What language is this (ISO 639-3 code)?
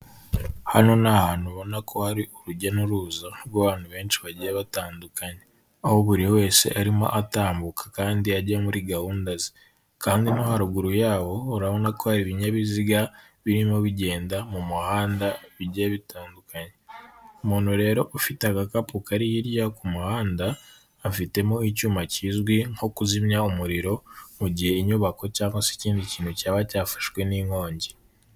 kin